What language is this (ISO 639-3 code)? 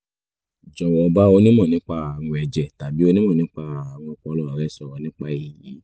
yor